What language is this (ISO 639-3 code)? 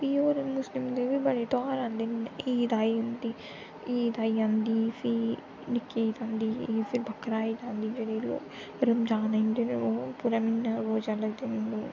doi